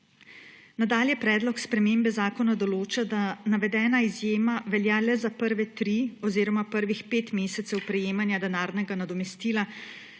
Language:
Slovenian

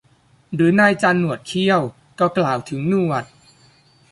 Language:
Thai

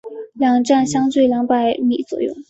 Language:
Chinese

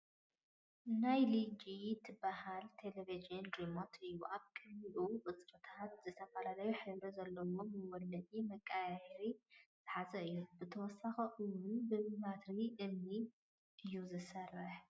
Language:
Tigrinya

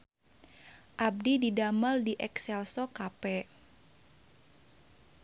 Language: Sundanese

